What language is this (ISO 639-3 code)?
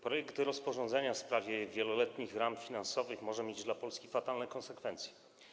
pol